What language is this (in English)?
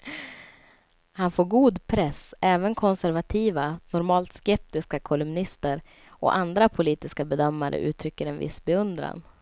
Swedish